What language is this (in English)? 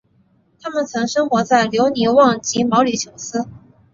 Chinese